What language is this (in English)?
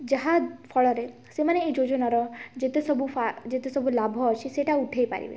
Odia